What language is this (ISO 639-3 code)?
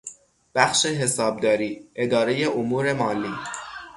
fas